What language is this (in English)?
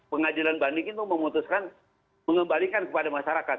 Indonesian